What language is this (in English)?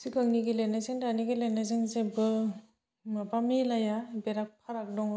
Bodo